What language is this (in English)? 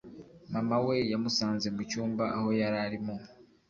Kinyarwanda